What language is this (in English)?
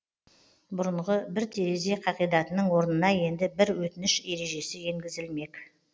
Kazakh